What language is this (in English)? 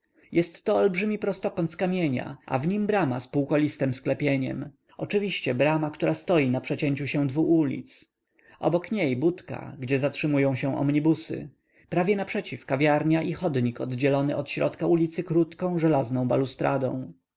Polish